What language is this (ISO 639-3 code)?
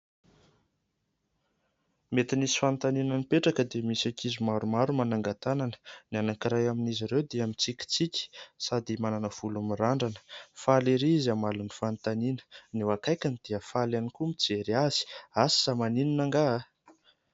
mlg